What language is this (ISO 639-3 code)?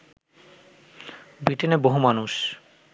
ben